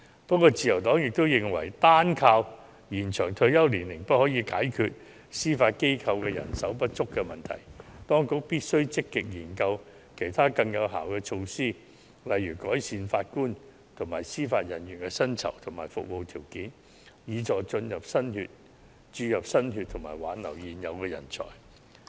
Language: Cantonese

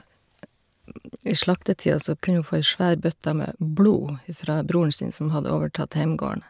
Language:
Norwegian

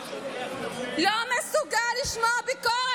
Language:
Hebrew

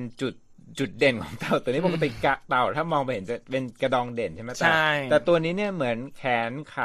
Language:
Thai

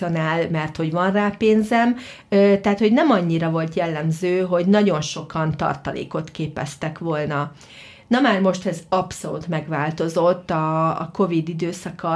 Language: Hungarian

